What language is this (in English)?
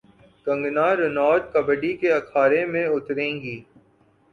Urdu